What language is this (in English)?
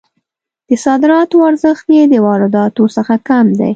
Pashto